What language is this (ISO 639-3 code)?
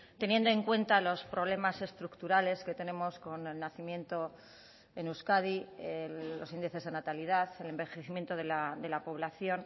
spa